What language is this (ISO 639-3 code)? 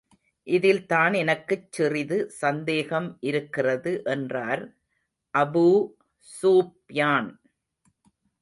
tam